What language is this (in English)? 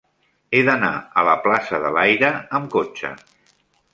Catalan